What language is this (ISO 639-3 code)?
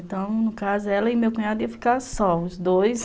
por